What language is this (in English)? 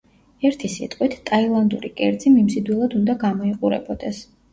Georgian